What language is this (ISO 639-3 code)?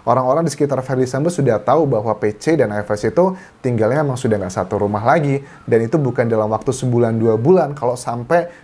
ind